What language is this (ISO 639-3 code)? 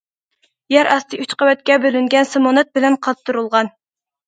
uig